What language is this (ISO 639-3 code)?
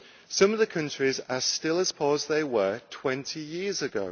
eng